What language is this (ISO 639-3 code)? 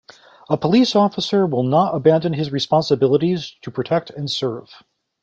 eng